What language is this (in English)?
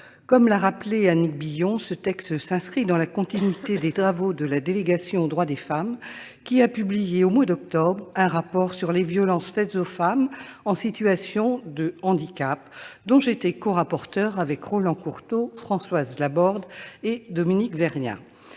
French